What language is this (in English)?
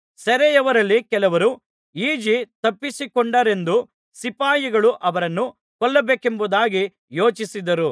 Kannada